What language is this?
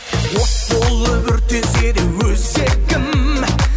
Kazakh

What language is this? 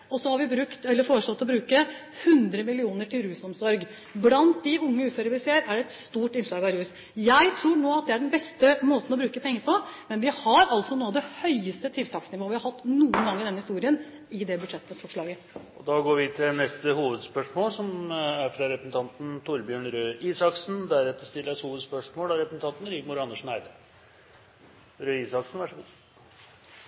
Norwegian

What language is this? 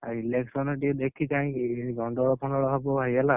Odia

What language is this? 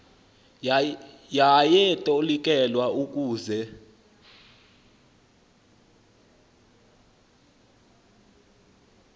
Xhosa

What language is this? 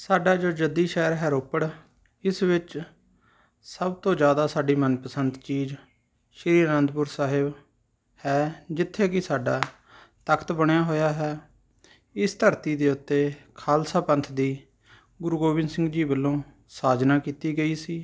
Punjabi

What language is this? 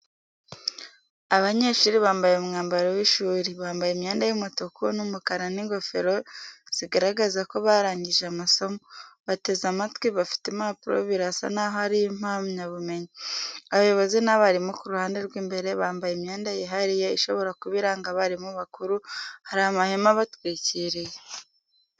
Kinyarwanda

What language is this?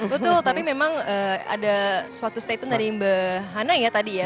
Indonesian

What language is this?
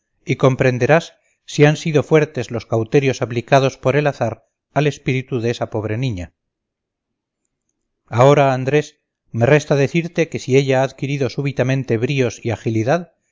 Spanish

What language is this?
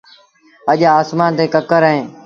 Sindhi Bhil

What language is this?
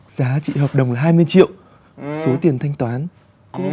Vietnamese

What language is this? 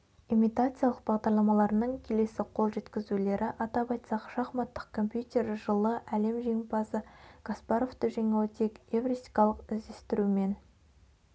Kazakh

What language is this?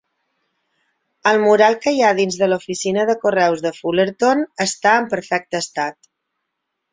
Catalan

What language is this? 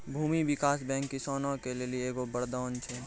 Maithili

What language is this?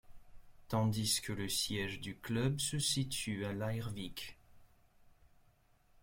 French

